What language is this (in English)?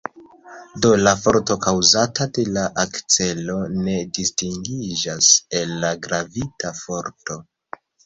Esperanto